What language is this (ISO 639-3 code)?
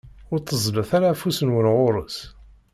kab